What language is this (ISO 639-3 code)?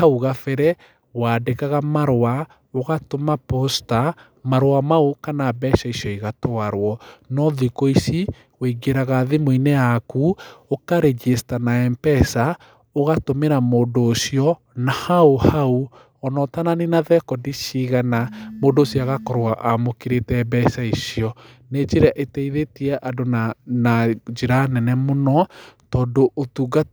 kik